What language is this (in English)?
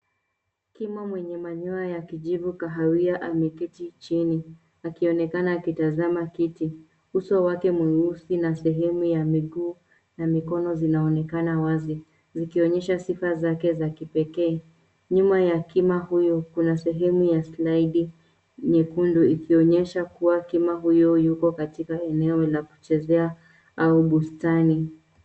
Swahili